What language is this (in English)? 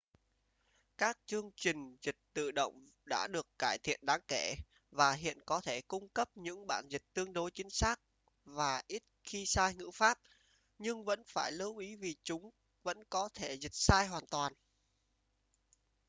Vietnamese